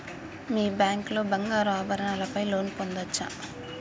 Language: Telugu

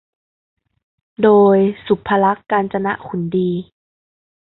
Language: Thai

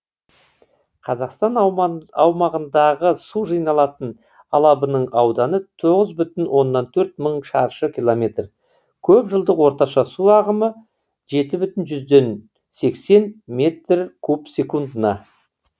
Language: Kazakh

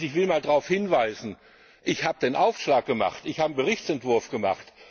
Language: German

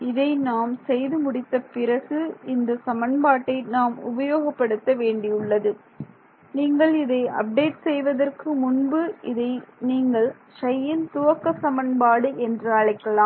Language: Tamil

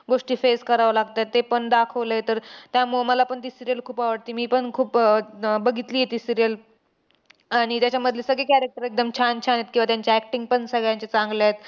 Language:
Marathi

